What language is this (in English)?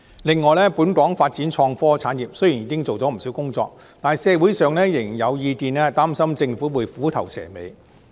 Cantonese